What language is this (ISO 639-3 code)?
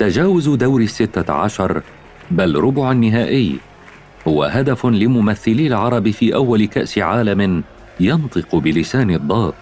ara